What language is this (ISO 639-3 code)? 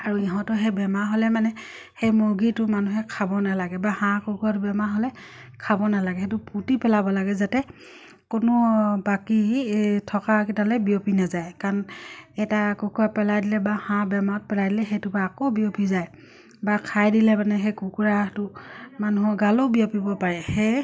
asm